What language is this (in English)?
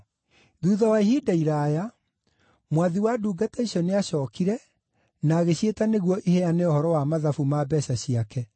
Kikuyu